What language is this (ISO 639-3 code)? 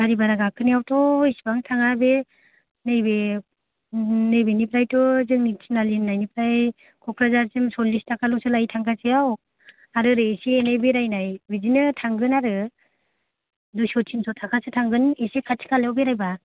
brx